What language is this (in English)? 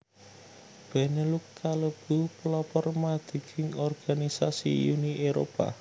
Javanese